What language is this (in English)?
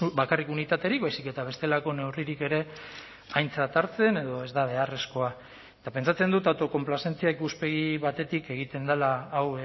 Basque